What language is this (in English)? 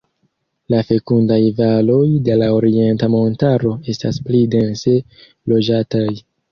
Esperanto